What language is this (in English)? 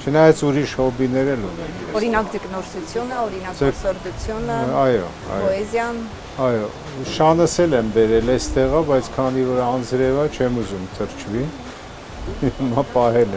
Turkish